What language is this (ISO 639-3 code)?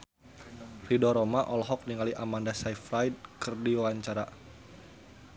sun